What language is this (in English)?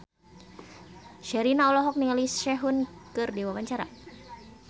Sundanese